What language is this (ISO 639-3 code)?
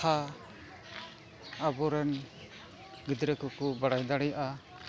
sat